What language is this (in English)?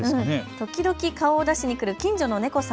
Japanese